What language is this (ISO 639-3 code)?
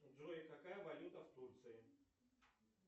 rus